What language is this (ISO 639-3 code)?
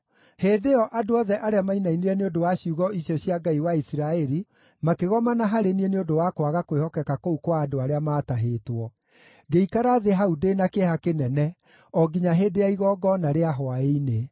kik